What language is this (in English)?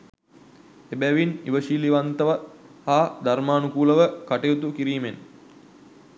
Sinhala